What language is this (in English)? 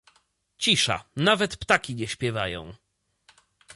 Polish